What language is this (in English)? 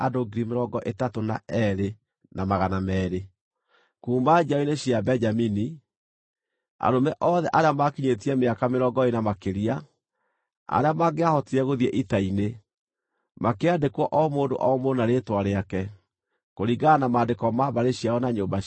Kikuyu